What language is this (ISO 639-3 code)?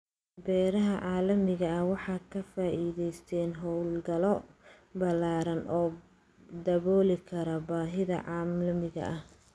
som